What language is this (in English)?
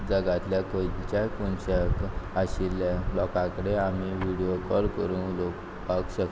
Konkani